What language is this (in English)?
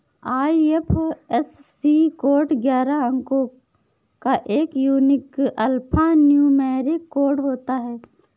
Hindi